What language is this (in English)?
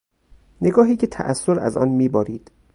Persian